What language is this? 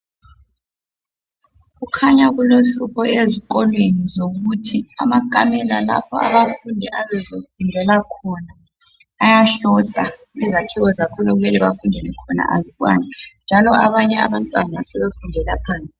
North Ndebele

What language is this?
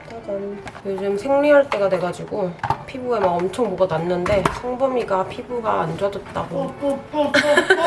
Korean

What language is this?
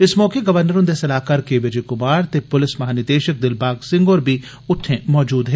Dogri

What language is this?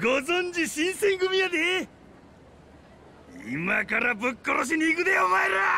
Japanese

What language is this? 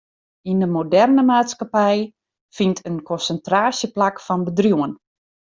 Western Frisian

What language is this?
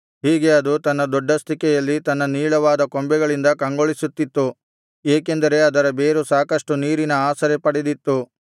Kannada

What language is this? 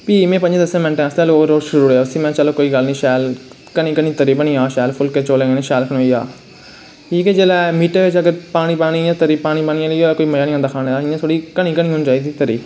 Dogri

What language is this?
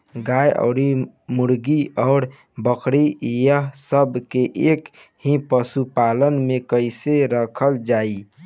Bhojpuri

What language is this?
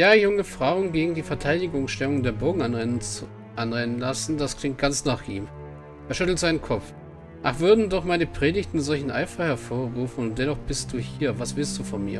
German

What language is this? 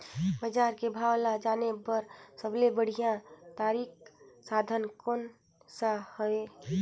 Chhattisgarhi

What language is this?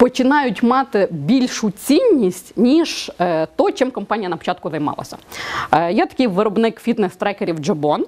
Ukrainian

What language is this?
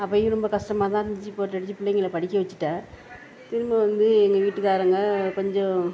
Tamil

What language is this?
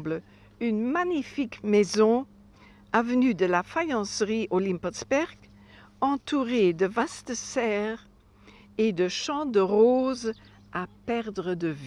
French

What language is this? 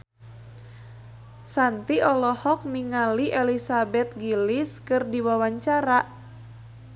Sundanese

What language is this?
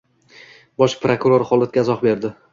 Uzbek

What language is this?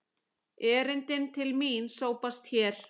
Icelandic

